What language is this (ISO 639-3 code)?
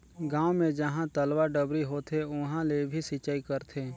hne